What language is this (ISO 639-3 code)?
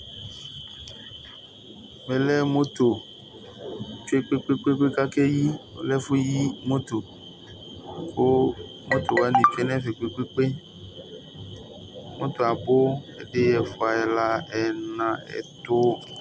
kpo